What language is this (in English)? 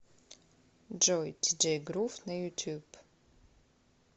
Russian